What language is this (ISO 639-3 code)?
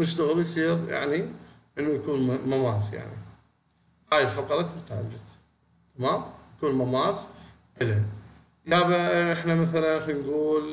ara